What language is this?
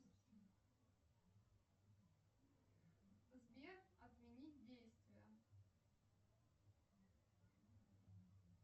Russian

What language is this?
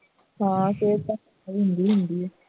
Punjabi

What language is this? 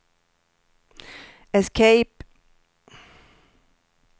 Swedish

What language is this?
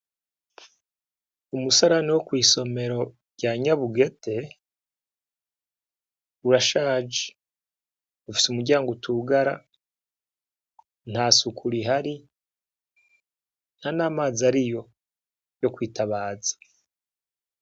Rundi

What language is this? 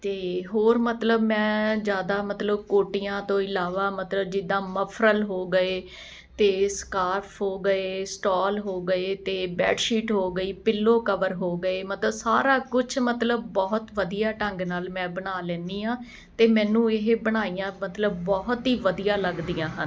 Punjabi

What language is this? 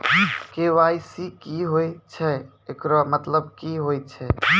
Maithili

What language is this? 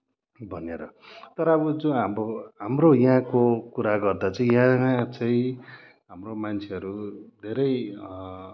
Nepali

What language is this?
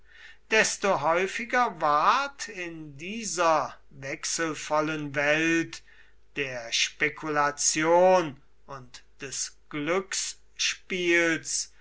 German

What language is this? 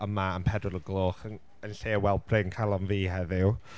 Welsh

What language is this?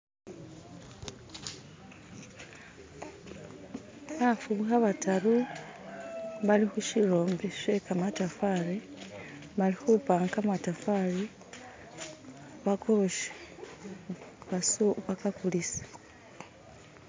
Masaaba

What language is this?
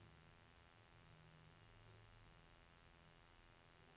Norwegian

